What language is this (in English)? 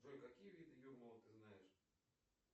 Russian